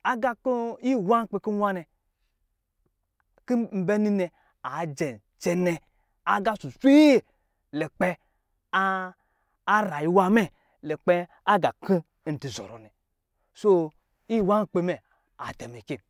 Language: Lijili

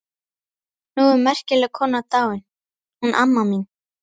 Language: Icelandic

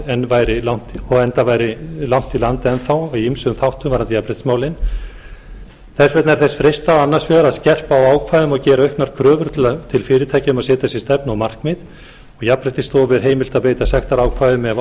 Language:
Icelandic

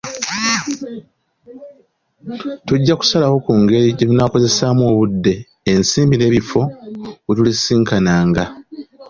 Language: Ganda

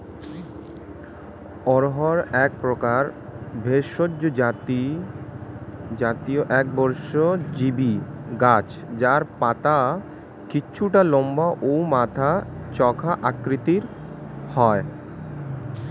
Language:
Bangla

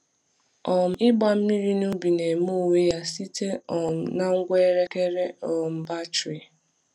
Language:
Igbo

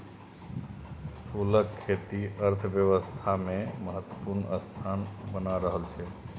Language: Maithili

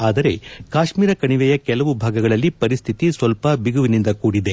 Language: Kannada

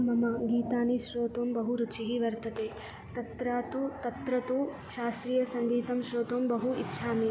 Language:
Sanskrit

